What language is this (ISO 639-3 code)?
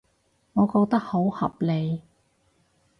yue